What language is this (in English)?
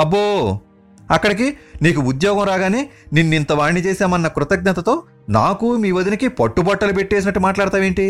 Telugu